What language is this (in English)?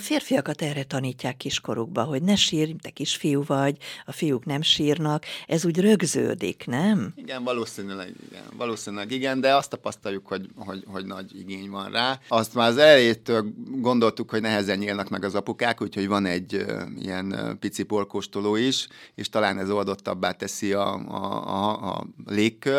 Hungarian